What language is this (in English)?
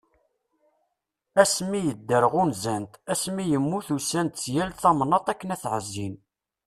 Kabyle